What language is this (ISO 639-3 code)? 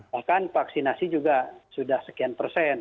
ind